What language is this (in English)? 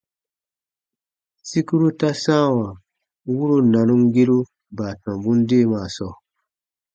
Baatonum